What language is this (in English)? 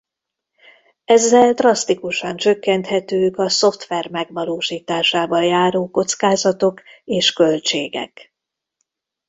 Hungarian